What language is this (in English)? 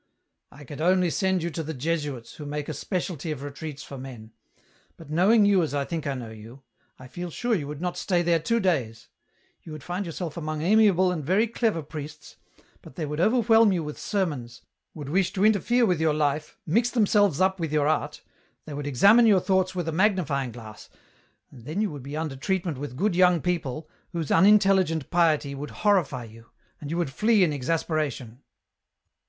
English